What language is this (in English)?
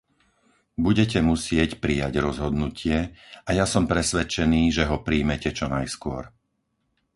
Slovak